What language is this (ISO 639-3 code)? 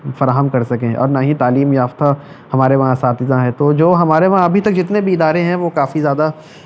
urd